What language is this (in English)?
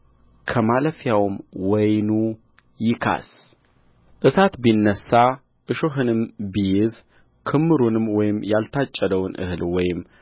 Amharic